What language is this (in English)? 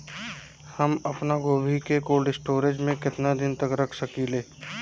Bhojpuri